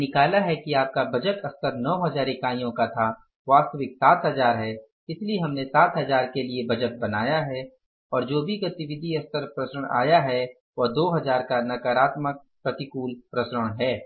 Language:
Hindi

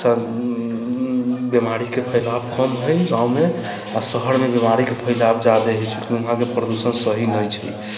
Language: Maithili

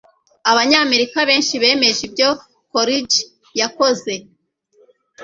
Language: Kinyarwanda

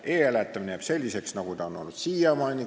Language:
Estonian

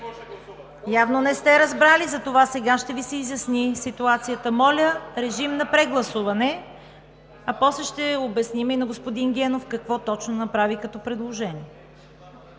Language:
Bulgarian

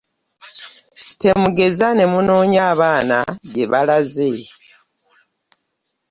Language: Ganda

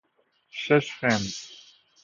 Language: Persian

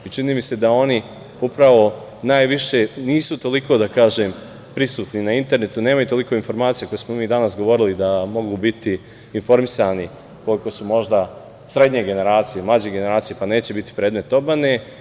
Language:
Serbian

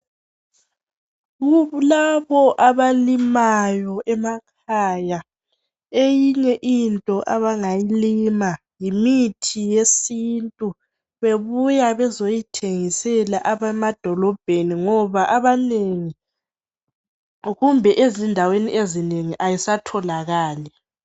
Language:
North Ndebele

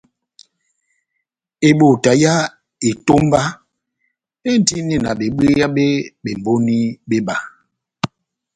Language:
Batanga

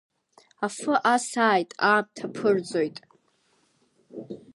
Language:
Abkhazian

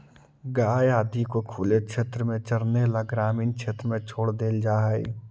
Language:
Magahi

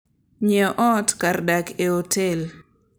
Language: Luo (Kenya and Tanzania)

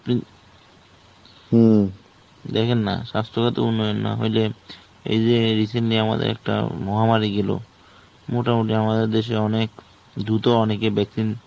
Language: Bangla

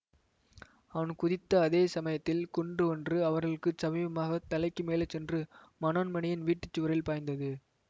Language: Tamil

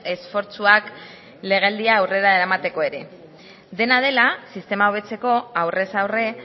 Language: Basque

